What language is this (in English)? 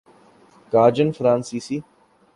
Urdu